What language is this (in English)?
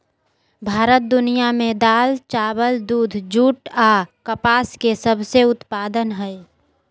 Magahi